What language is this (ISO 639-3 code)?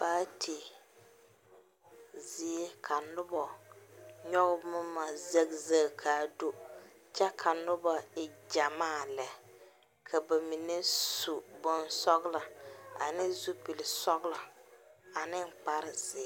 dga